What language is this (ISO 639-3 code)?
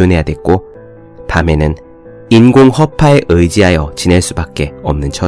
kor